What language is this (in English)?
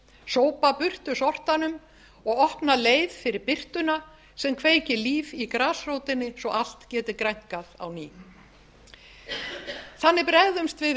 Icelandic